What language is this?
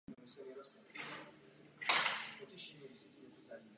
Czech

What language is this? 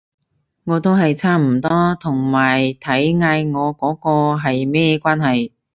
Cantonese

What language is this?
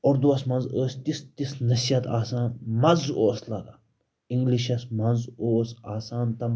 Kashmiri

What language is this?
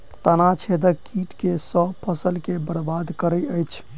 Maithili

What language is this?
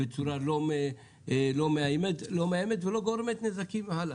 Hebrew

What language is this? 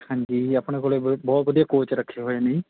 Punjabi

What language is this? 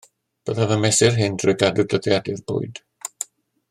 Welsh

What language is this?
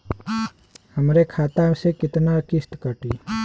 Bhojpuri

